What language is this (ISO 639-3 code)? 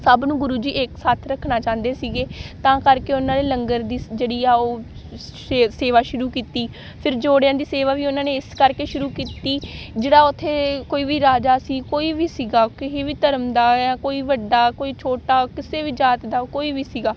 pan